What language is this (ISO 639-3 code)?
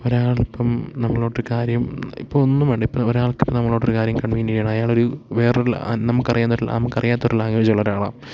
mal